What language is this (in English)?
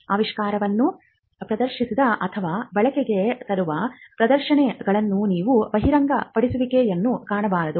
Kannada